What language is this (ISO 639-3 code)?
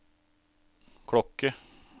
nor